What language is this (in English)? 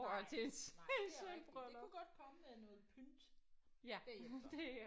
Danish